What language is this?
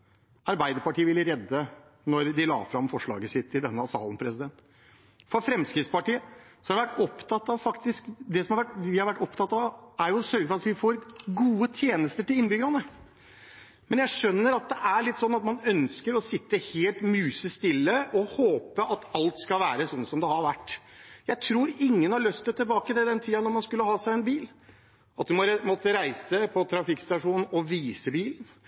Norwegian Bokmål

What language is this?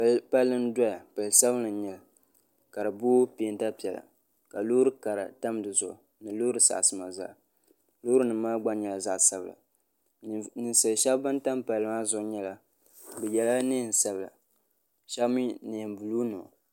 Dagbani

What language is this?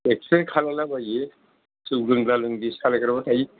Bodo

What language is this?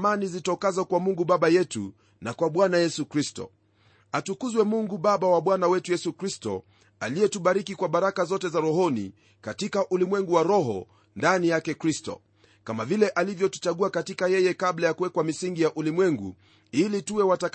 Swahili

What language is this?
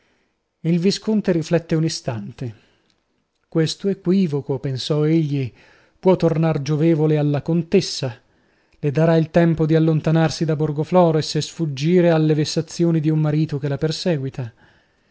Italian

